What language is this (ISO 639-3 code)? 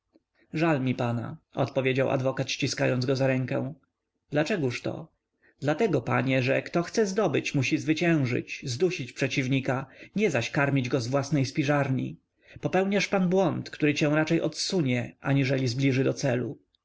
pol